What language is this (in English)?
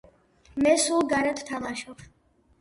Georgian